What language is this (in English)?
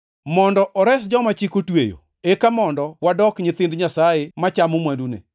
Luo (Kenya and Tanzania)